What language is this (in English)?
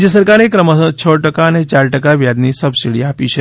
Gujarati